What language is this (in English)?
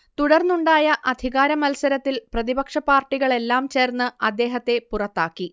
Malayalam